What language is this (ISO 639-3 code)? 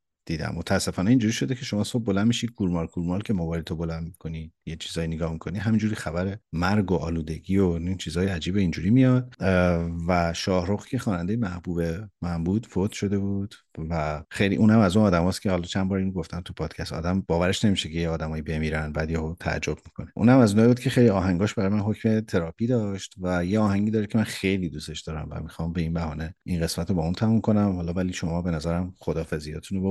fas